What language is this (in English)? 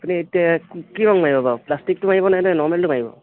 Assamese